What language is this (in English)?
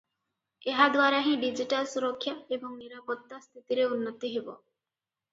Odia